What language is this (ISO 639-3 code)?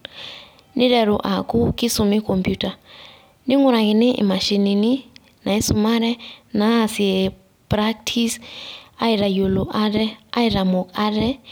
mas